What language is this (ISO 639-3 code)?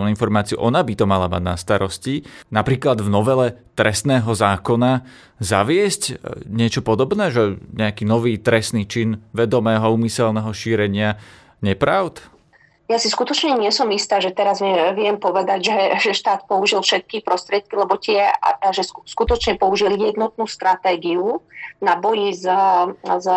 slk